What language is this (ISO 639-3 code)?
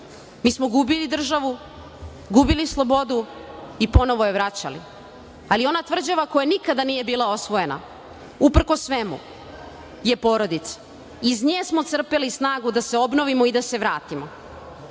srp